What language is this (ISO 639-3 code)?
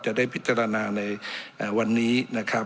tha